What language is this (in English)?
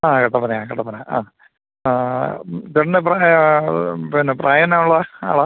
Malayalam